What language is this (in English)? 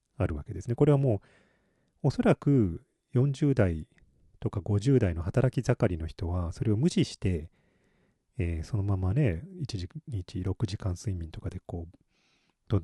Japanese